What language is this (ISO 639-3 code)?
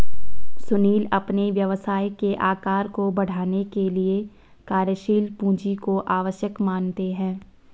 hin